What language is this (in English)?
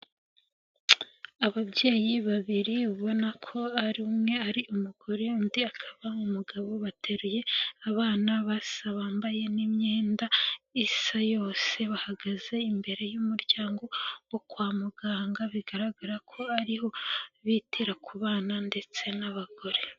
Kinyarwanda